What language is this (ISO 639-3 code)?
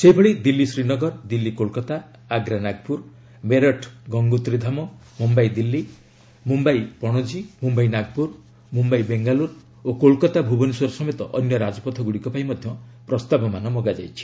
ori